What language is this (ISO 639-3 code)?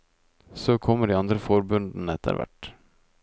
nor